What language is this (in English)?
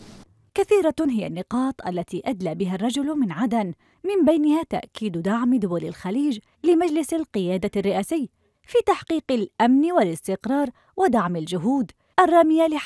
Arabic